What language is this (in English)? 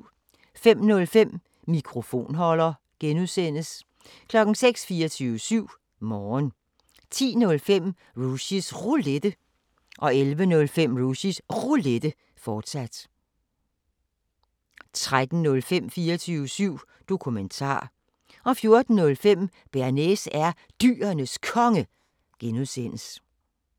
Danish